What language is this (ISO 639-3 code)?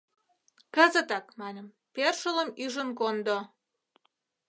chm